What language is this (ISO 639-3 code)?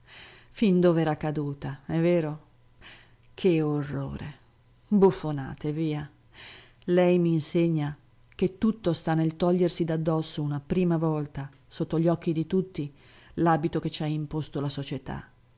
ita